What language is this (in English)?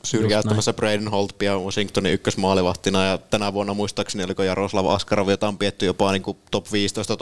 Finnish